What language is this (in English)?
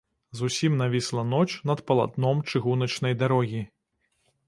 Belarusian